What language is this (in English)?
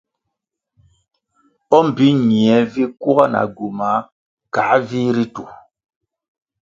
Kwasio